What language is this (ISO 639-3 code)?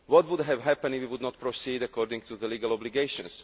eng